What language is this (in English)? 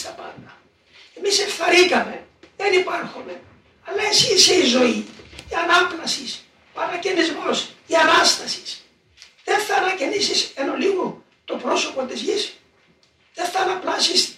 Greek